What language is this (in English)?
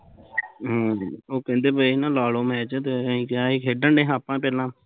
Punjabi